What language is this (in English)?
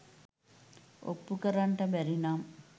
Sinhala